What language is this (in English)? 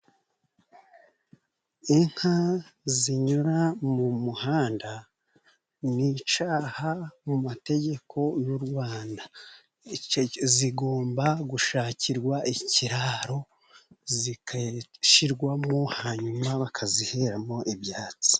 Kinyarwanda